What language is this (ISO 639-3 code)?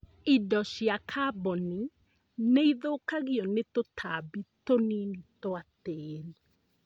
kik